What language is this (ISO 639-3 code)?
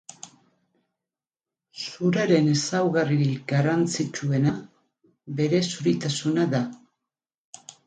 eus